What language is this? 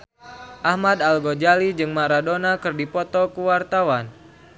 Sundanese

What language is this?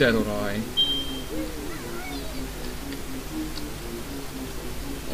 Dutch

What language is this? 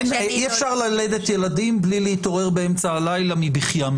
Hebrew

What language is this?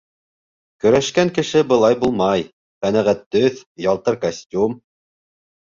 Bashkir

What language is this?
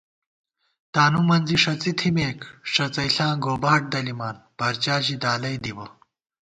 Gawar-Bati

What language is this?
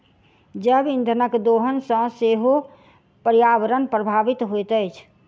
Maithili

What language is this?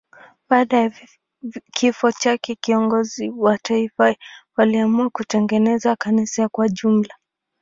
Swahili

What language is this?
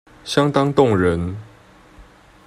Chinese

